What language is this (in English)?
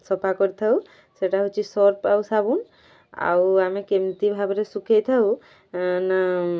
Odia